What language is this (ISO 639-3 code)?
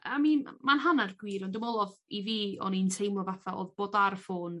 cym